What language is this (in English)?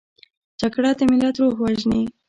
Pashto